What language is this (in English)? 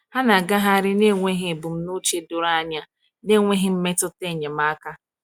Igbo